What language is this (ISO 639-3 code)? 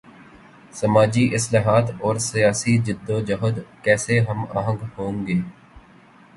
urd